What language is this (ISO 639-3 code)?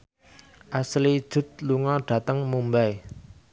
jav